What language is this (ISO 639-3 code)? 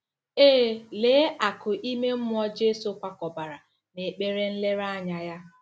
ibo